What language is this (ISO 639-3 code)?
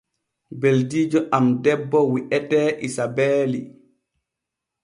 fue